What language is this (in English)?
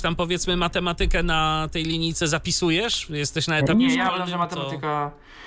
Polish